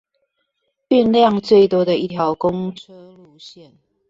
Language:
Chinese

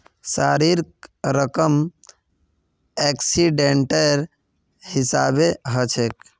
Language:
Magahi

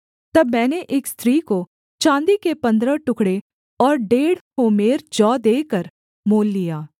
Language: Hindi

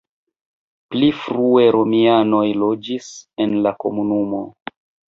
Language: Esperanto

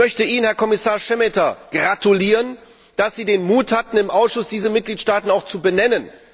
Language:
German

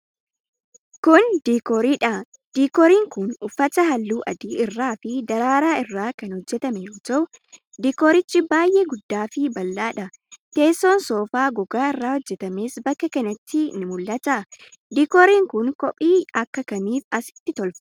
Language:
Oromo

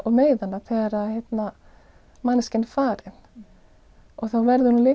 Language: Icelandic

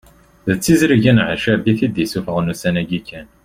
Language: Kabyle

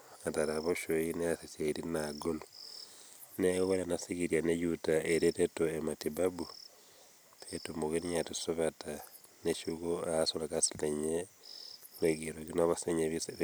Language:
Masai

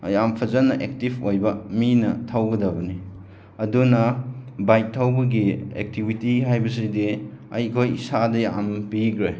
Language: Manipuri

